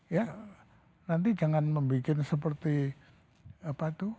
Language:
Indonesian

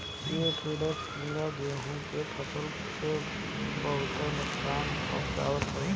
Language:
Bhojpuri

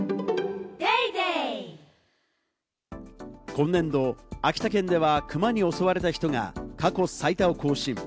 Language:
Japanese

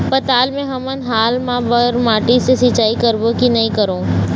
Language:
Chhattisgarhi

